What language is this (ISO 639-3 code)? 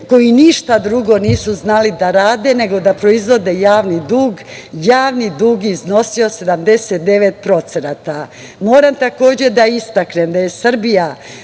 srp